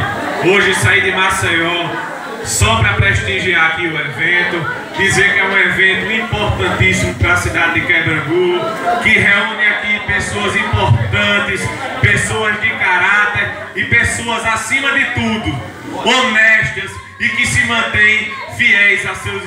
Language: Portuguese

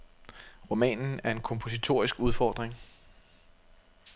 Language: Danish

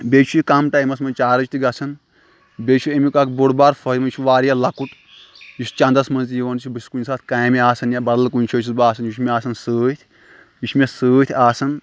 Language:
Kashmiri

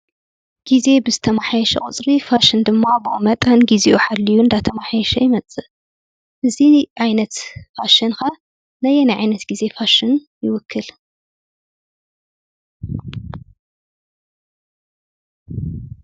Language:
Tigrinya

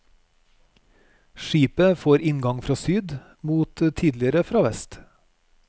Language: Norwegian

